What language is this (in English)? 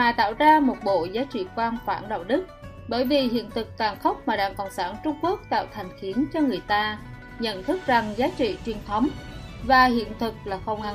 Vietnamese